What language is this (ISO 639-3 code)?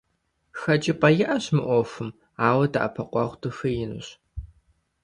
kbd